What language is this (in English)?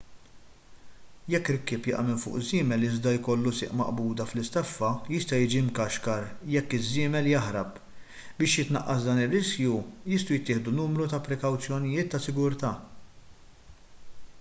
Maltese